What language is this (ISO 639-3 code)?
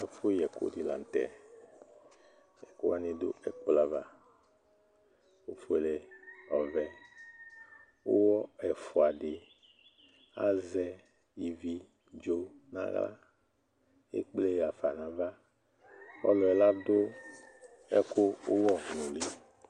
kpo